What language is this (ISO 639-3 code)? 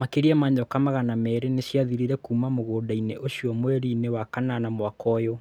kik